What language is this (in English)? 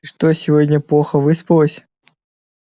Russian